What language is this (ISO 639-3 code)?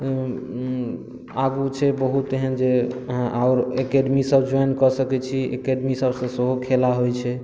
mai